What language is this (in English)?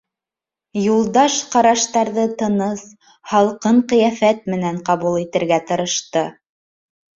Bashkir